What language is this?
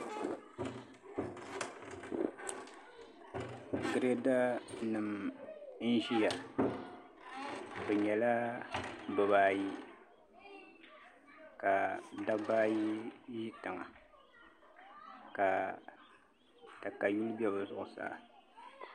Dagbani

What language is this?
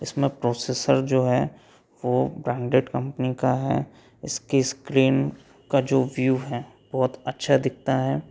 Hindi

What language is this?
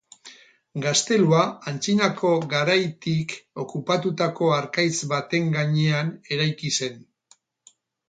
Basque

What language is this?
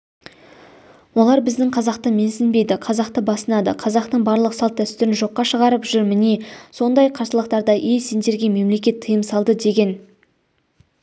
Kazakh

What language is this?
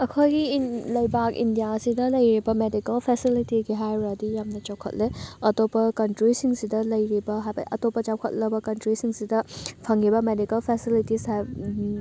Manipuri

